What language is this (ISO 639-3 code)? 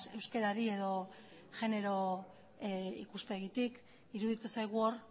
eus